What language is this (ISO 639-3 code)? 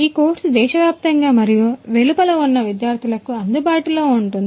tel